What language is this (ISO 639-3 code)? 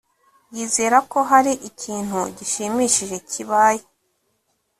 kin